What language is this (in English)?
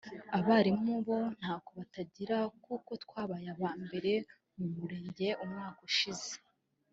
Kinyarwanda